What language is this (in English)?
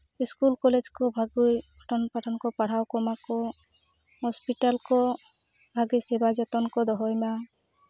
Santali